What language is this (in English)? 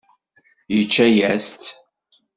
Kabyle